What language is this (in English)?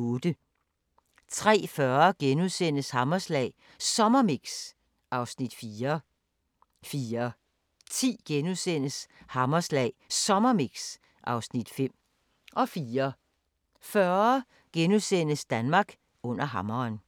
Danish